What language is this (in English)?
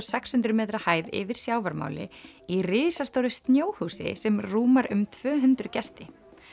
Icelandic